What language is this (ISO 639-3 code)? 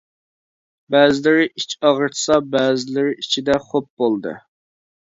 uig